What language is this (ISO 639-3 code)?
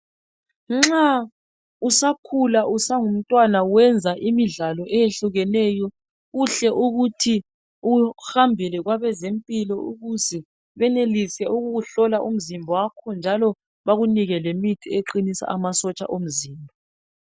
nde